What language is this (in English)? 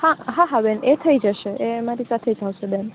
Gujarati